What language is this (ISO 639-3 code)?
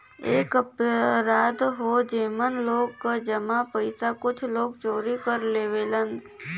bho